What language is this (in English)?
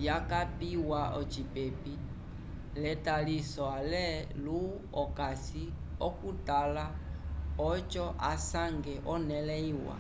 Umbundu